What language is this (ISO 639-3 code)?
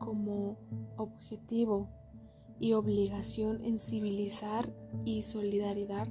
spa